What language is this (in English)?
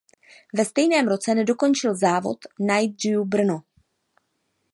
Czech